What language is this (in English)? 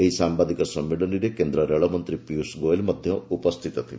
Odia